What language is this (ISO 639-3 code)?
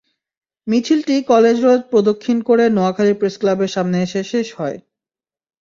ben